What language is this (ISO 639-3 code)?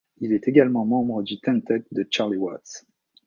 fra